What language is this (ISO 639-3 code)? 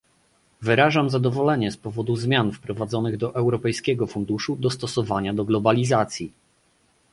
pol